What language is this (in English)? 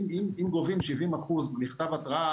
Hebrew